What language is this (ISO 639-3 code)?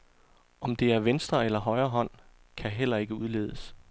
dan